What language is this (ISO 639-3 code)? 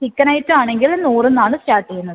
mal